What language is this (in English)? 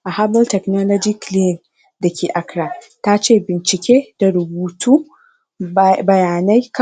Hausa